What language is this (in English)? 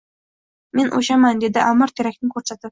Uzbek